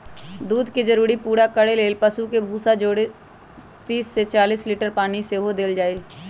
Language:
Magahi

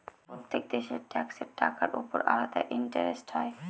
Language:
Bangla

